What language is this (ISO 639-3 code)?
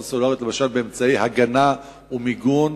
heb